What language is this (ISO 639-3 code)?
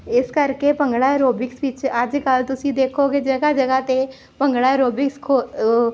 pan